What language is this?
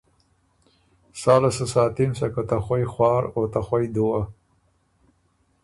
Ormuri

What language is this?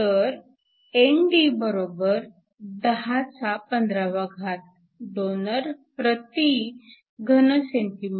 Marathi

